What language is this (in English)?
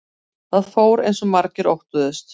Icelandic